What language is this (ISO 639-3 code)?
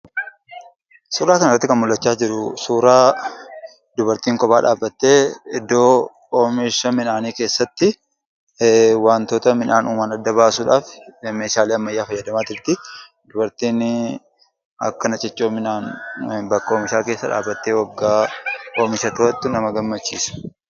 orm